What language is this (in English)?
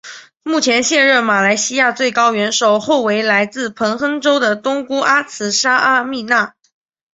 Chinese